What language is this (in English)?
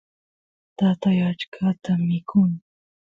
Santiago del Estero Quichua